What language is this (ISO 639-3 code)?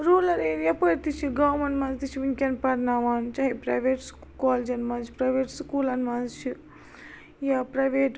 kas